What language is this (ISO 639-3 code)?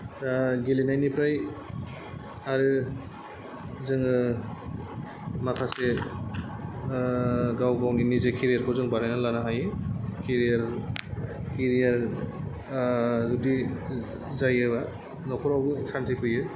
brx